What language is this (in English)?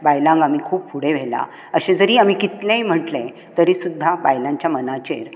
Konkani